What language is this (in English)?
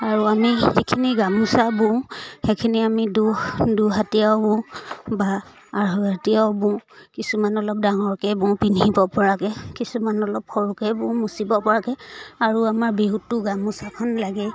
Assamese